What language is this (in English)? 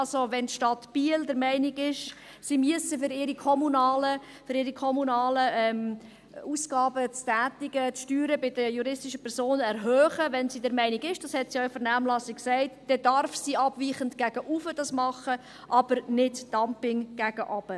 Swiss German